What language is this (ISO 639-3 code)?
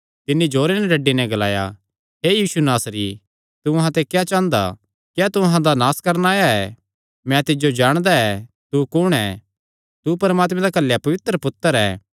xnr